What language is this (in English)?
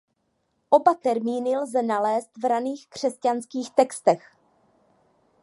Czech